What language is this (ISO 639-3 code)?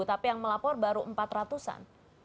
ind